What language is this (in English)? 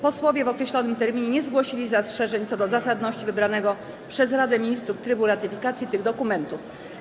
Polish